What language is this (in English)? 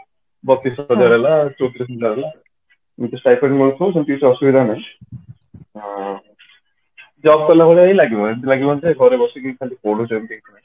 Odia